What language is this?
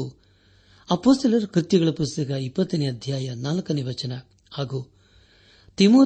Kannada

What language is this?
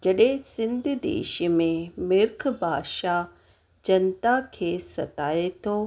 Sindhi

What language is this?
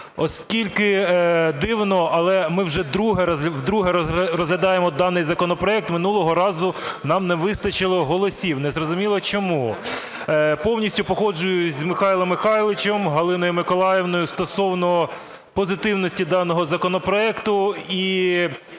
Ukrainian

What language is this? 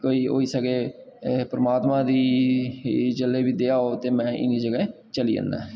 Dogri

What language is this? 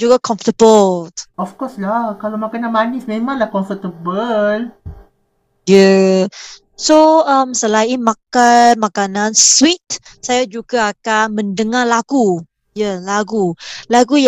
Malay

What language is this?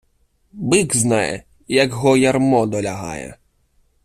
Ukrainian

